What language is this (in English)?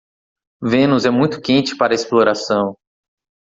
Portuguese